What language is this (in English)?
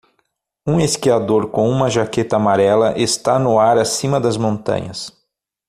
Portuguese